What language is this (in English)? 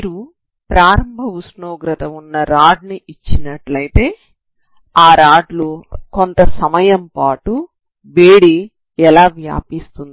Telugu